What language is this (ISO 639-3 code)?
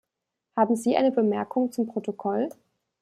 deu